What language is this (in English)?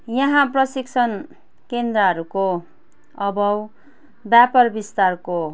Nepali